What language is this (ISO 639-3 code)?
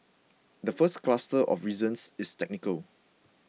eng